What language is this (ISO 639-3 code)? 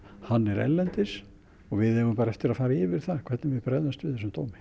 isl